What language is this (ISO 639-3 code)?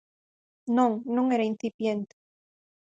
glg